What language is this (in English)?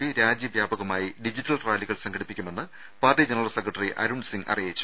Malayalam